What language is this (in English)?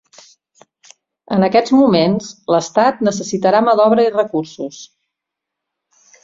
Catalan